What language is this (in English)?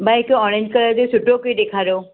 Sindhi